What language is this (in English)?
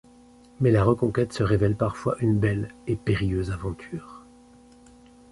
French